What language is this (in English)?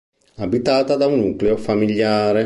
Italian